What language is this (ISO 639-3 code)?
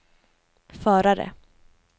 swe